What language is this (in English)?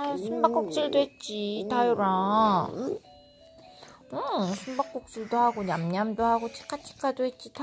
Korean